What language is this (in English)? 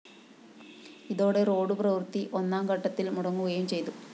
Malayalam